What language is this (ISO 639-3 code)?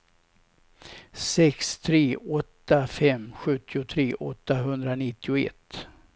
swe